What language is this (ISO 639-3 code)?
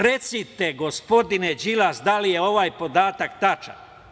srp